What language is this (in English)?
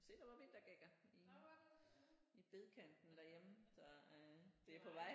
Danish